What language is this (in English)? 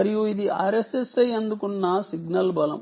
Telugu